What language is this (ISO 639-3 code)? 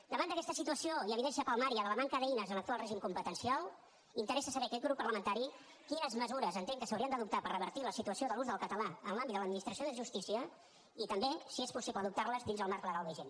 cat